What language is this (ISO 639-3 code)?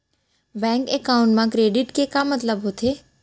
hne